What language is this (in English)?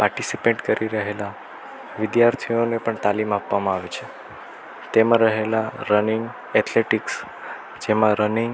Gujarati